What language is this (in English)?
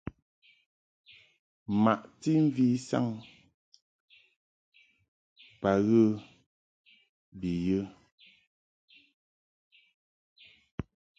Mungaka